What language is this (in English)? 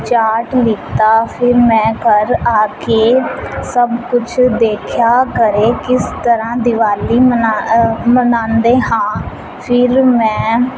Punjabi